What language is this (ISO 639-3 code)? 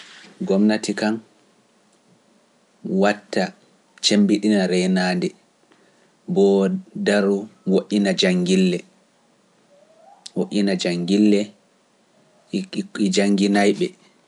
fuf